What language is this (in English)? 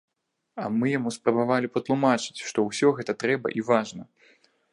Belarusian